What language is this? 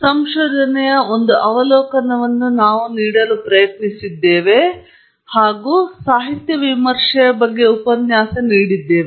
Kannada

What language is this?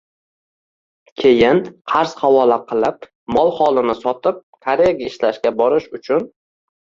Uzbek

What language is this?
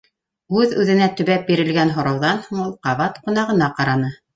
Bashkir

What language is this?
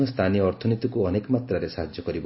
Odia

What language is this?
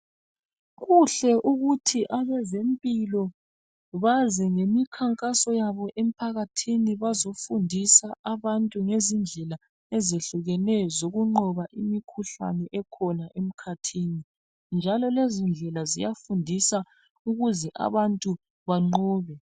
North Ndebele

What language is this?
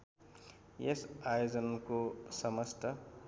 Nepali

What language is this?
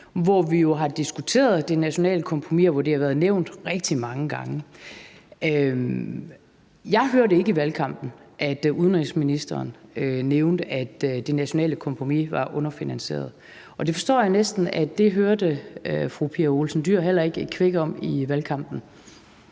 Danish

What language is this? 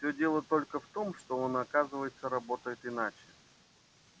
Russian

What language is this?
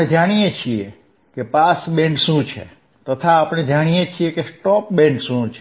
Gujarati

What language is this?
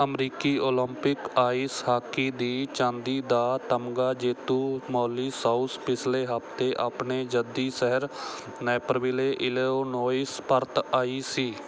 Punjabi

